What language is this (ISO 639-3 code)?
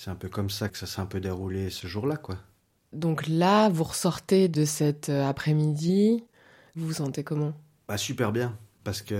fra